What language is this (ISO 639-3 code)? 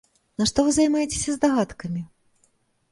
bel